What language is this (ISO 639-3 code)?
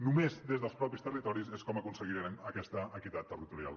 cat